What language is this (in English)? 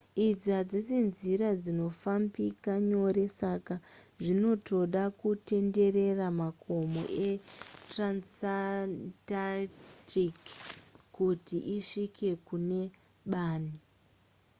Shona